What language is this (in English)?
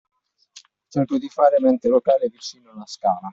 Italian